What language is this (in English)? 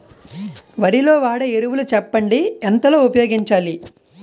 Telugu